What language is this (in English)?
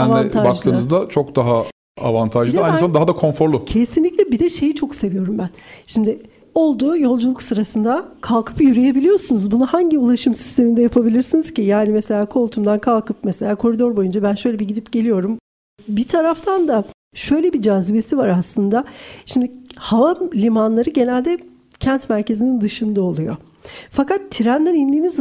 Turkish